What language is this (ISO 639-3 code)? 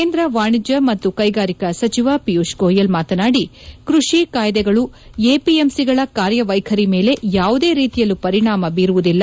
kan